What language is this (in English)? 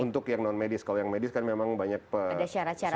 Indonesian